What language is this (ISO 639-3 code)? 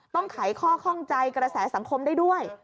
tha